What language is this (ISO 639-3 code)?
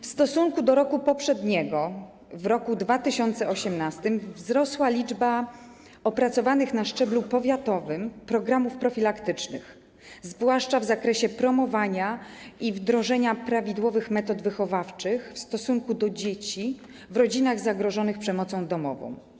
pol